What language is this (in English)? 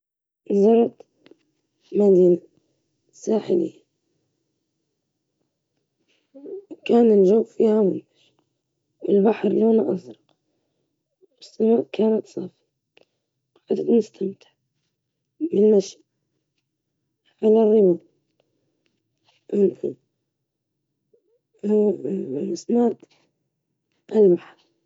Libyan Arabic